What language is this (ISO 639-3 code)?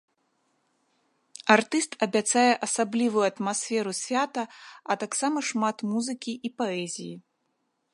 bel